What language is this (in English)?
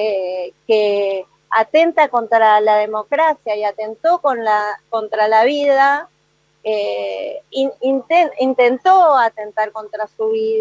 Spanish